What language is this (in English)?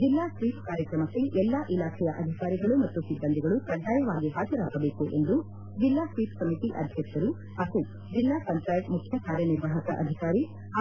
Kannada